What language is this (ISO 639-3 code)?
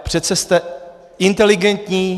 ces